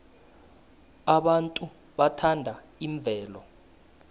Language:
South Ndebele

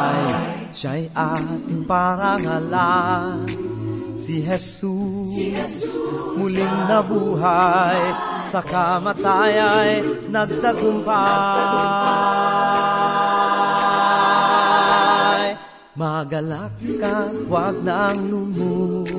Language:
Filipino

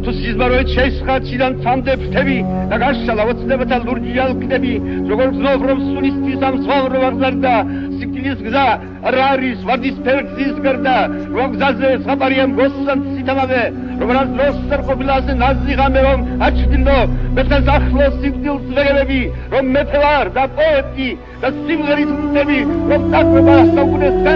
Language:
Polish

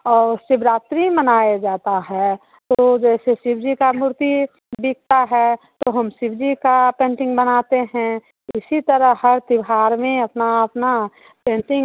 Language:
Hindi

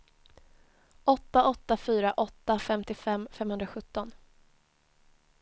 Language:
Swedish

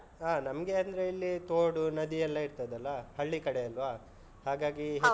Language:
Kannada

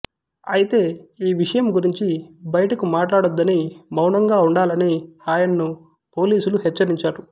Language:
Telugu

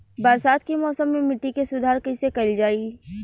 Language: Bhojpuri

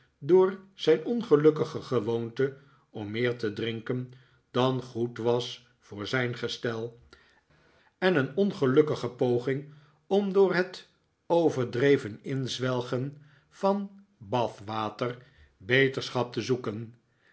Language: Dutch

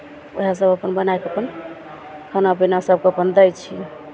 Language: Maithili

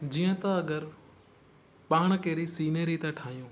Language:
Sindhi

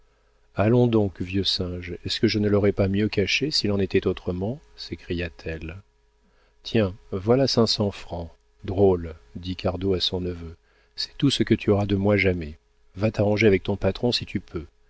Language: French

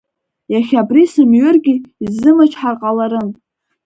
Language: Abkhazian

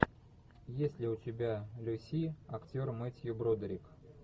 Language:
Russian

